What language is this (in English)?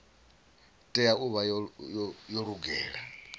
Venda